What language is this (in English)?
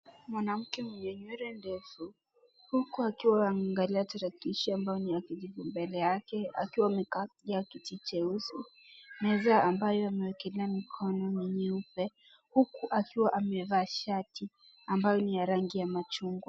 Swahili